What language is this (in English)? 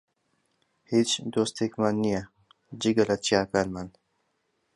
Central Kurdish